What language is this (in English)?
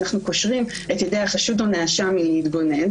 Hebrew